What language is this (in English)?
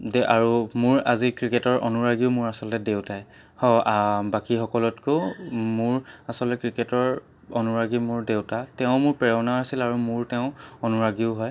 Assamese